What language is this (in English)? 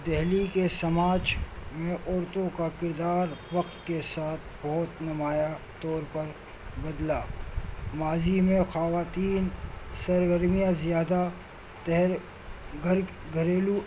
Urdu